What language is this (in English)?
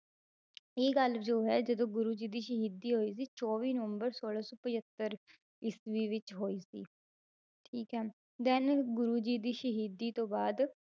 Punjabi